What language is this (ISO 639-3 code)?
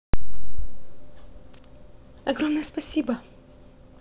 rus